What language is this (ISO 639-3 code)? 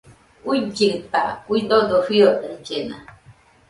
hux